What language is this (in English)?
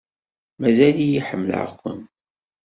Kabyle